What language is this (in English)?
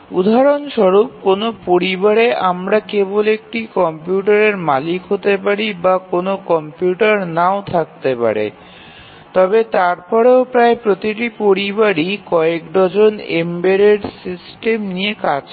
Bangla